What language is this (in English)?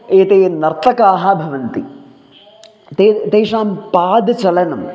Sanskrit